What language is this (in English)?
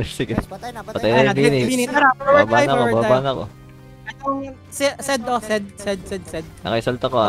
Filipino